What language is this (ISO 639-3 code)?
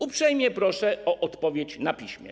pol